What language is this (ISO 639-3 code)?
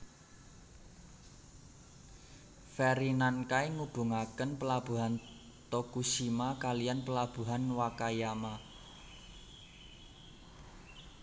jav